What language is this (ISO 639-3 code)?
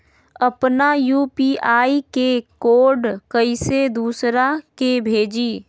mag